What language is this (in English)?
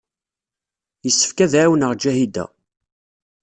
Kabyle